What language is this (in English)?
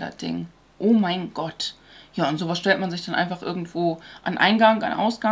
German